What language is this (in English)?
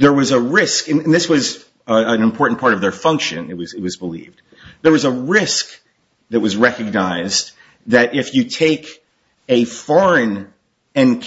English